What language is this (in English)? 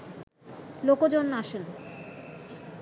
Bangla